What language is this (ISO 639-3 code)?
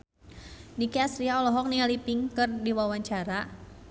sun